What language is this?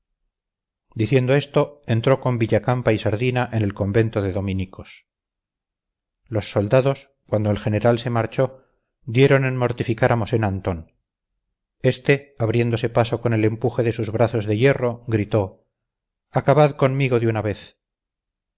Spanish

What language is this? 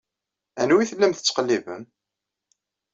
Kabyle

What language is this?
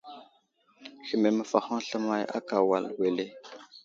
Wuzlam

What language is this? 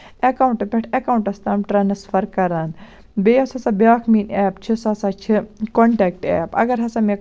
Kashmiri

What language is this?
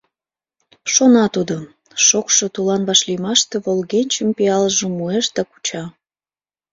Mari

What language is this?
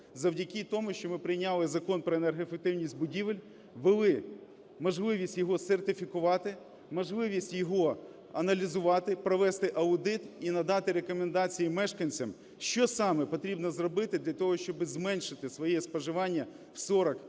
Ukrainian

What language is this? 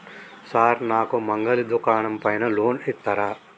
Telugu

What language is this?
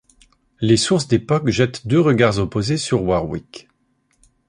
French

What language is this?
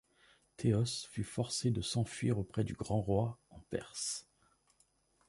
French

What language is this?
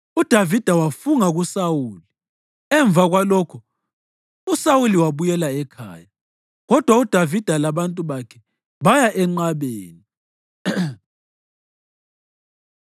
North Ndebele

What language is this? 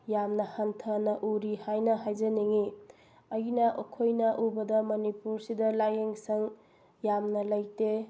Manipuri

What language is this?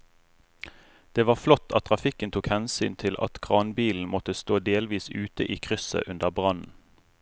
Norwegian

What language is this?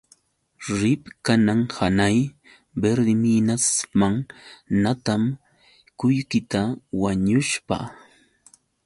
Yauyos Quechua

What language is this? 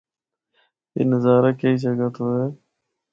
Northern Hindko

